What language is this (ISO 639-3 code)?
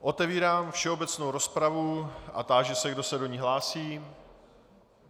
ces